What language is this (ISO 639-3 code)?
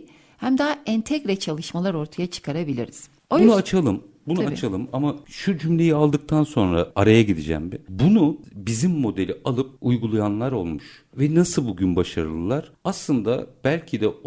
tur